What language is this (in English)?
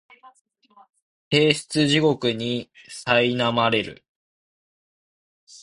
Japanese